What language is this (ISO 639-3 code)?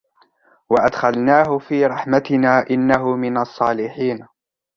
ara